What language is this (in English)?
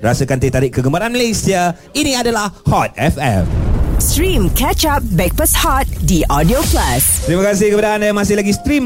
Malay